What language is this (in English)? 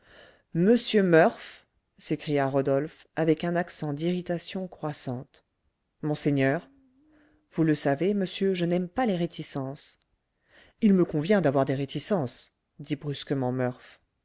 French